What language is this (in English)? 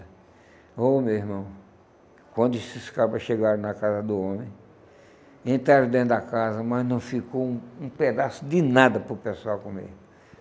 Portuguese